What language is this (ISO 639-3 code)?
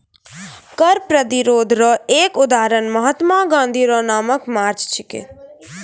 mai